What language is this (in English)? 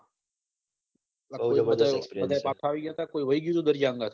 Gujarati